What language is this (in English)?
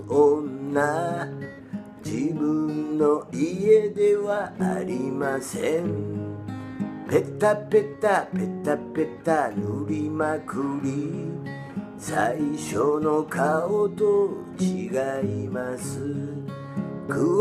Japanese